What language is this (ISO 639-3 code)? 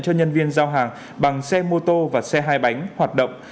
vie